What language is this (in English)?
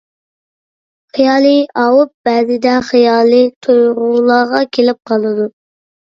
Uyghur